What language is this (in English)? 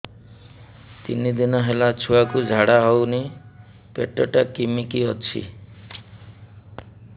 Odia